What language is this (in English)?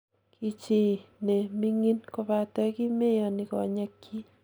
Kalenjin